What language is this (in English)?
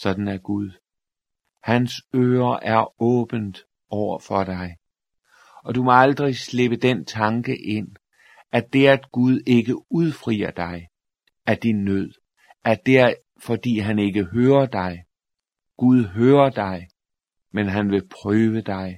Danish